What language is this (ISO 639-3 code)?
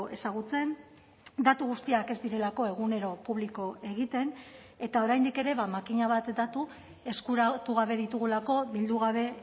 eus